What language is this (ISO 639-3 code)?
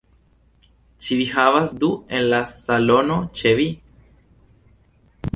epo